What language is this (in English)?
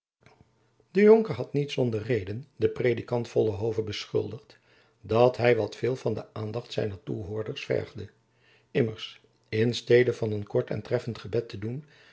Dutch